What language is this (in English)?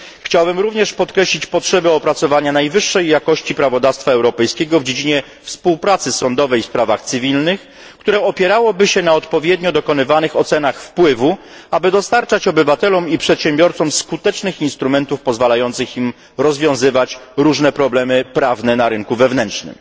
Polish